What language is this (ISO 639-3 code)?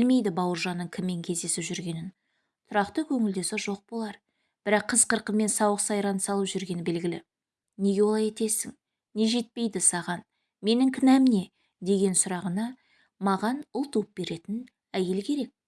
tur